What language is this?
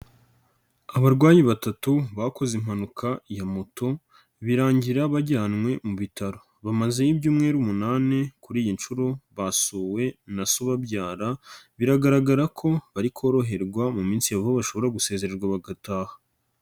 Kinyarwanda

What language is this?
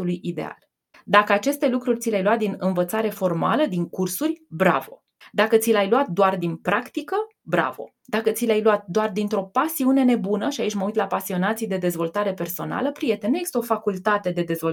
Romanian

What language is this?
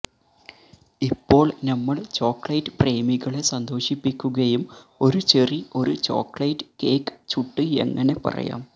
Malayalam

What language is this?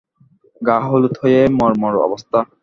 Bangla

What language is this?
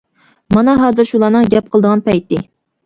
Uyghur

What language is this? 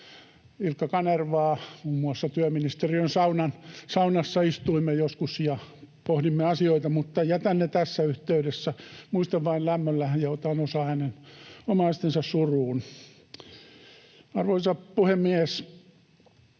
Finnish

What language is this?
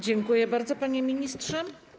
Polish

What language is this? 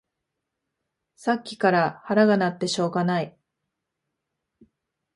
Japanese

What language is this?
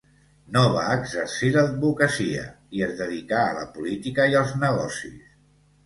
Catalan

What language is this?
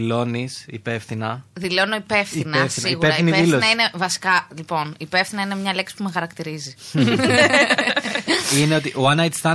Greek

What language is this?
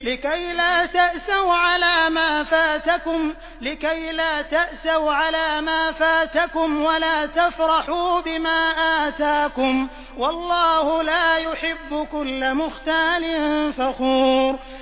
Arabic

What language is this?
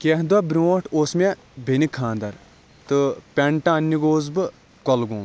Kashmiri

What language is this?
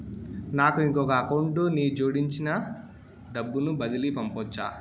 Telugu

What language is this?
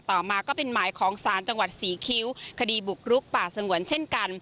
Thai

